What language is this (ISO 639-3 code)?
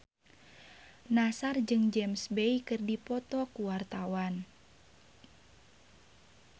sun